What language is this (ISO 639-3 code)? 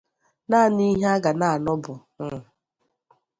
ibo